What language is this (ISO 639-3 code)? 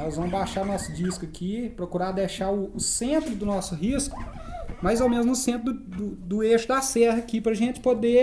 por